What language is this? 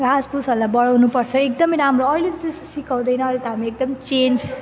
Nepali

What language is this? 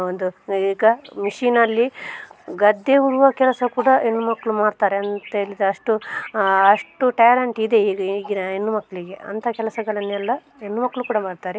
Kannada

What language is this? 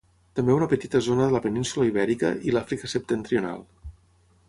Catalan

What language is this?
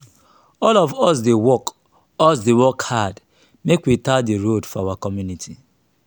Nigerian Pidgin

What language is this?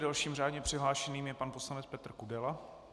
Czech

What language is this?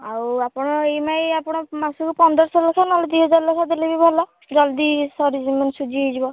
Odia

